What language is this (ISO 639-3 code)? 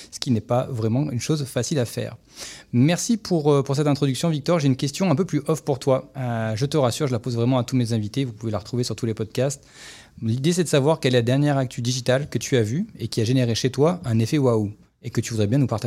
fra